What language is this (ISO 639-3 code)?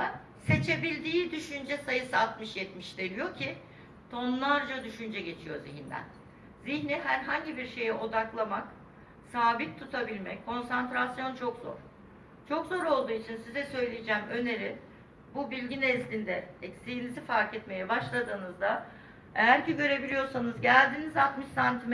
tur